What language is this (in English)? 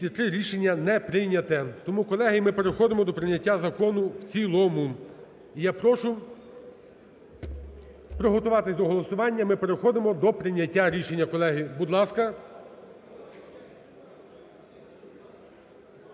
Ukrainian